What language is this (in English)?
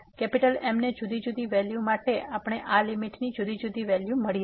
Gujarati